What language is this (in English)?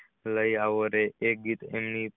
Gujarati